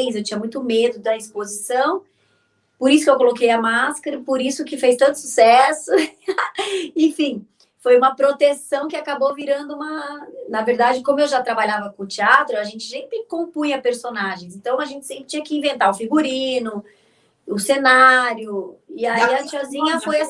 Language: Portuguese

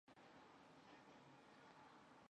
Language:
Chinese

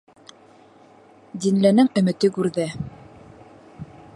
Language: Bashkir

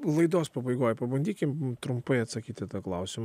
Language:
Lithuanian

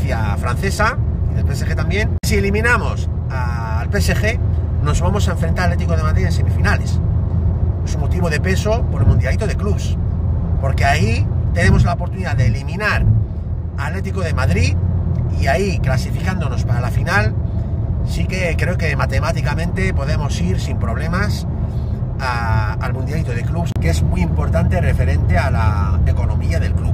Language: Spanish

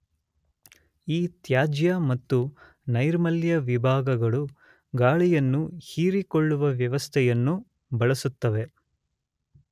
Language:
Kannada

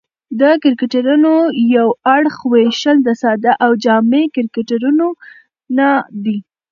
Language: Pashto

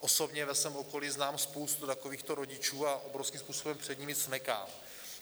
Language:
Czech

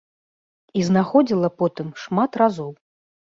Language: Belarusian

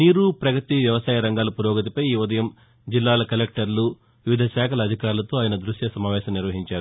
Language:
Telugu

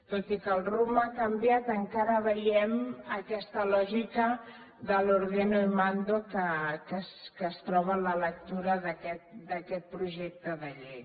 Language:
Catalan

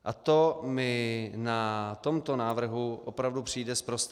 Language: Czech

